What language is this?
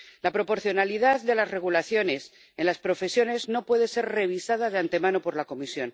Spanish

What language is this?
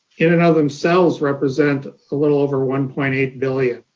English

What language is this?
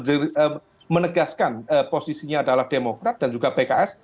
Indonesian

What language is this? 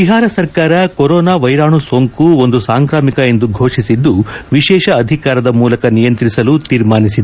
Kannada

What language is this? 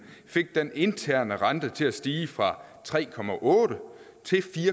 Danish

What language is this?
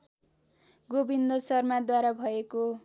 Nepali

